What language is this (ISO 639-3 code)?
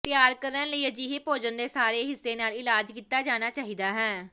pan